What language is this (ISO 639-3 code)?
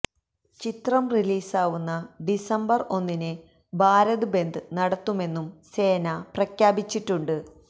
mal